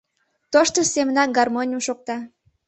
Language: Mari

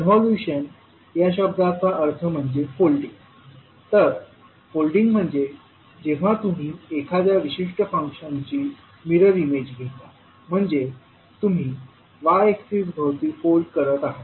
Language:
Marathi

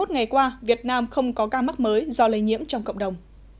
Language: Vietnamese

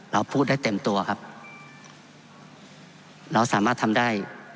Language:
Thai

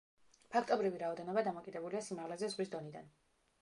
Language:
Georgian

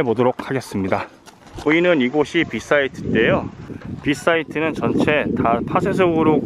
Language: Korean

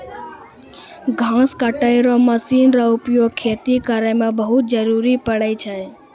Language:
Maithili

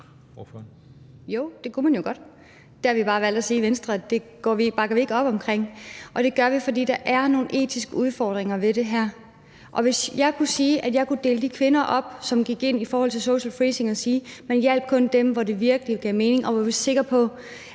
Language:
Danish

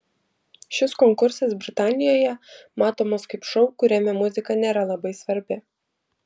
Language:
Lithuanian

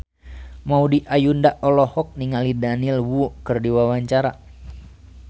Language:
Sundanese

